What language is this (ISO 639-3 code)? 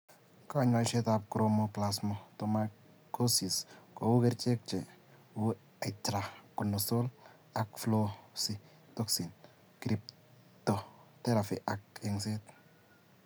kln